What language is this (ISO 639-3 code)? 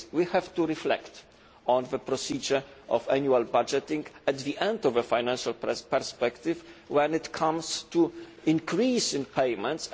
eng